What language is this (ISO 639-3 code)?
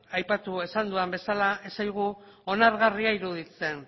eus